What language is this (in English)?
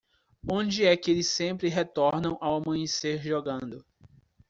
Portuguese